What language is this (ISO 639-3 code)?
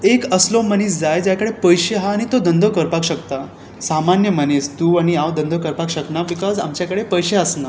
kok